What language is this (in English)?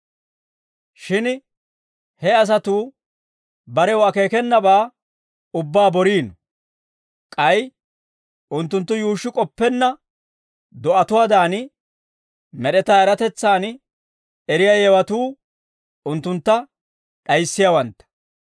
Dawro